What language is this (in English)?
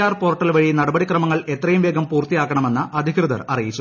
Malayalam